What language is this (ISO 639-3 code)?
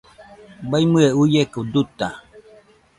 hux